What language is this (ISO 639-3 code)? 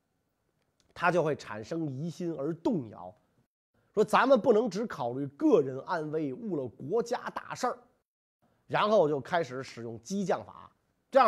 zho